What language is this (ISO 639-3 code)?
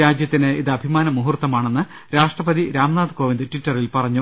mal